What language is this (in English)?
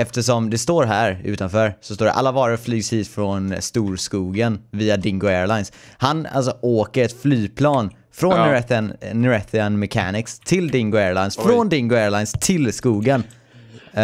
Swedish